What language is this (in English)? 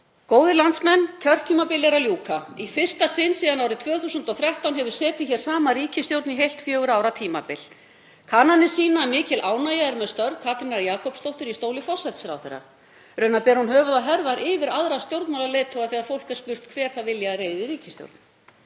Icelandic